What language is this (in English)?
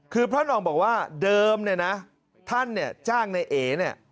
Thai